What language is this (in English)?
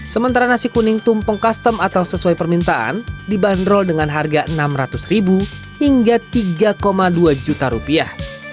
Indonesian